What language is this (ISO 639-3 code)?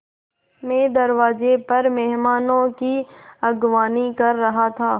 hin